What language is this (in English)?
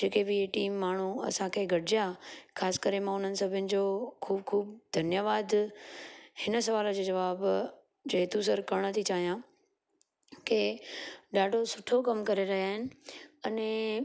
Sindhi